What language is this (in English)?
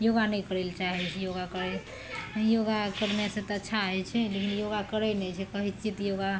Maithili